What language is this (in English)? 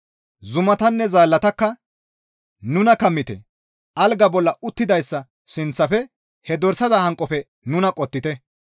Gamo